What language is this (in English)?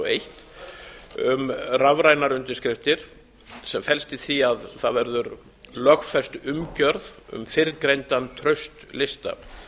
Icelandic